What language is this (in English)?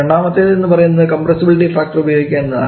Malayalam